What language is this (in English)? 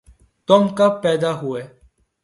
Urdu